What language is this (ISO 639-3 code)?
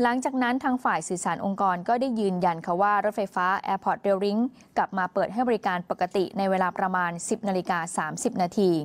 tha